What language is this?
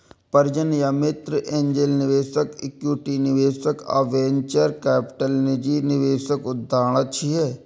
Maithili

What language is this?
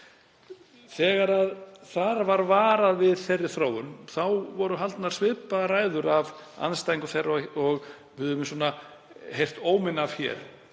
Icelandic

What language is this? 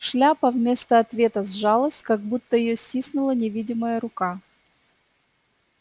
Russian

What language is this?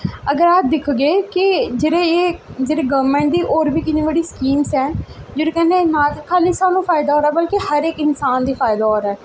Dogri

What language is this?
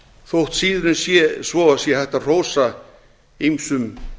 Icelandic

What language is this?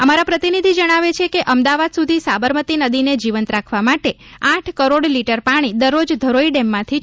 Gujarati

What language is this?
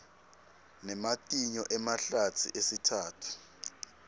Swati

